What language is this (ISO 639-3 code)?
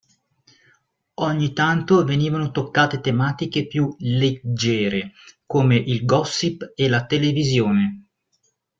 ita